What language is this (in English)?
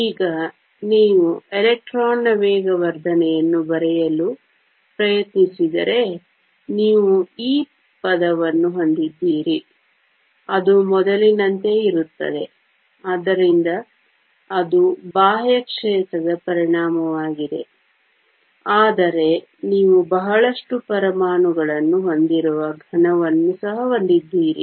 Kannada